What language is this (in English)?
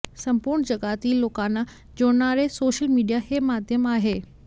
Marathi